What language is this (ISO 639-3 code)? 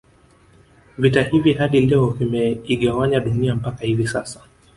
swa